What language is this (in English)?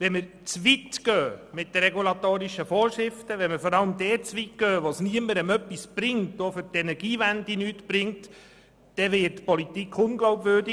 Swiss German